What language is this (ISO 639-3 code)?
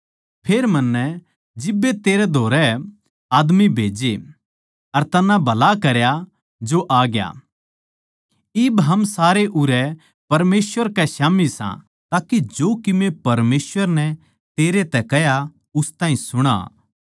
bgc